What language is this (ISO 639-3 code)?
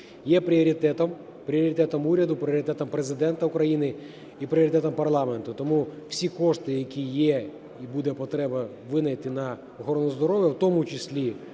ukr